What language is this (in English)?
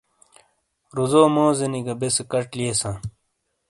Shina